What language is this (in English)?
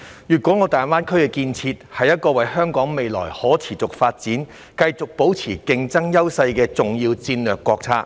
Cantonese